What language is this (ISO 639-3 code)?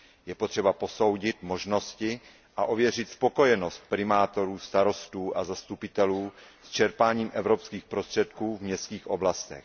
ces